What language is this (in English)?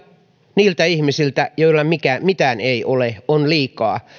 Finnish